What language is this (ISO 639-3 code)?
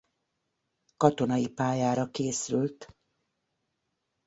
hun